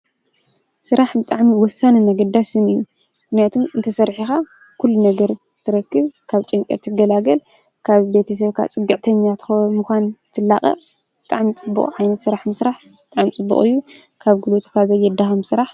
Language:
Tigrinya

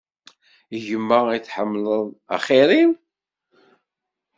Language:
Kabyle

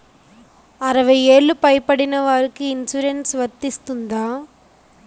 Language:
Telugu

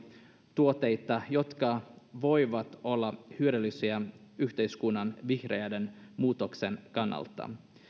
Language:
Finnish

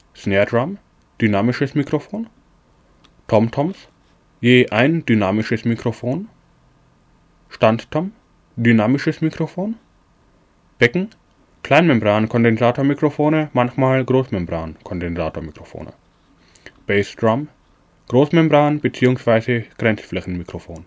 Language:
German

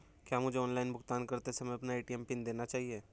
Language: Hindi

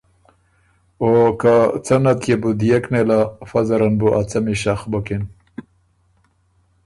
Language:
Ormuri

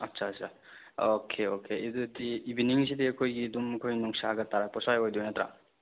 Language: Manipuri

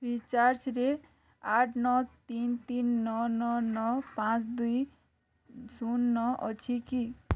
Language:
Odia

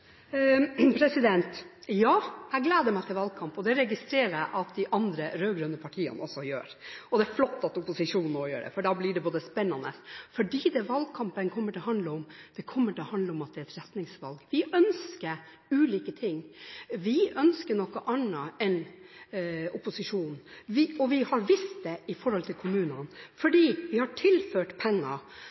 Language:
Norwegian Bokmål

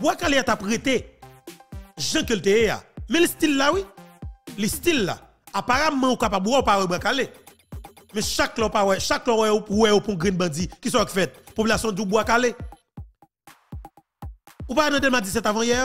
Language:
French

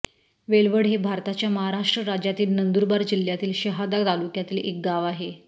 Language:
Marathi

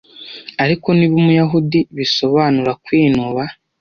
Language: Kinyarwanda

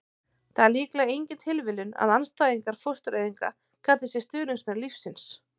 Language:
Icelandic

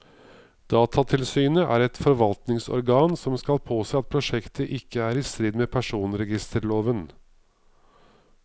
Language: Norwegian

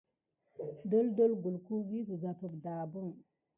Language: Gidar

